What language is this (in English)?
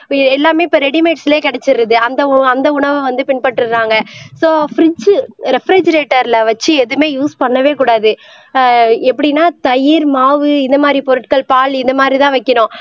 Tamil